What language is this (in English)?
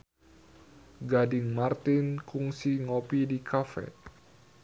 Sundanese